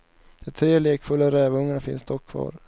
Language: Swedish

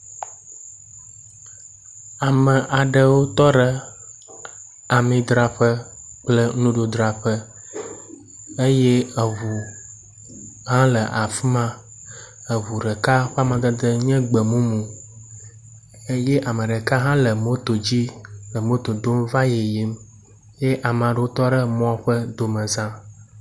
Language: Ewe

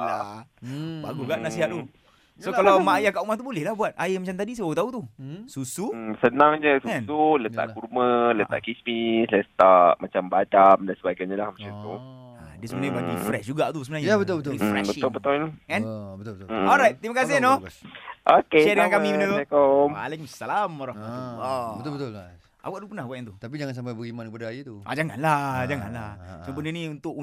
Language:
Malay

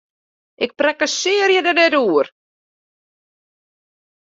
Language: Western Frisian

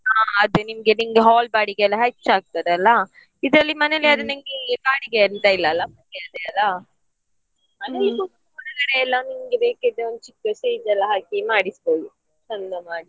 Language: Kannada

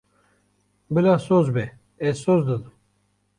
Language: Kurdish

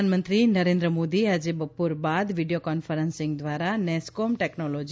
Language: Gujarati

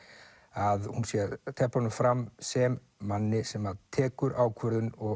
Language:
Icelandic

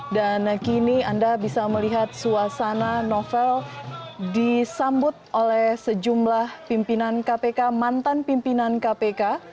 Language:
Indonesian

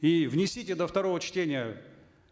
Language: Kazakh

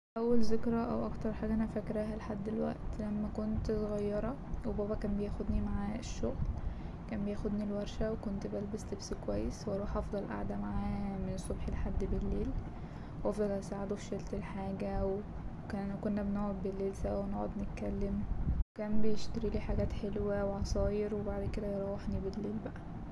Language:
Egyptian Arabic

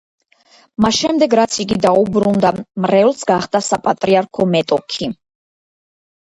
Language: Georgian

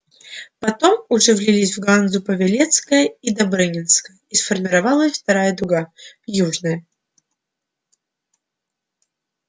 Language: Russian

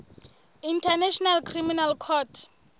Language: Southern Sotho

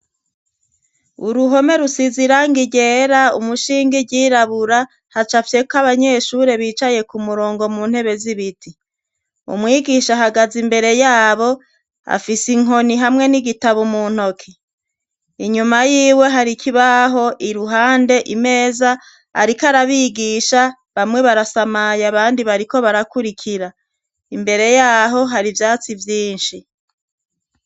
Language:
Rundi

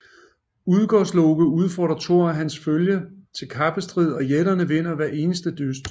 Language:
Danish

